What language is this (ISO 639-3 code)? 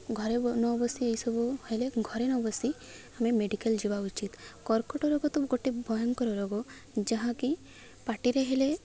ori